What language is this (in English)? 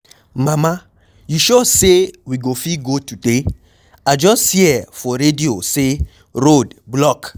Nigerian Pidgin